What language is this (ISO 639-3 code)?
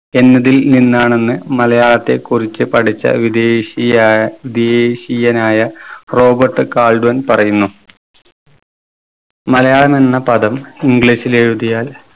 mal